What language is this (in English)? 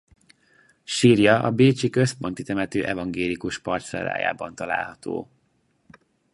Hungarian